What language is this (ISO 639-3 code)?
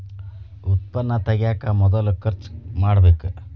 kan